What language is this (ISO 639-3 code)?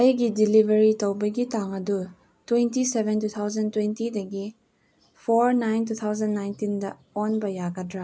mni